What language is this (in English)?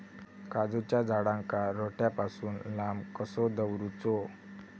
Marathi